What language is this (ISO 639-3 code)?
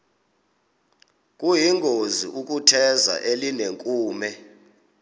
xho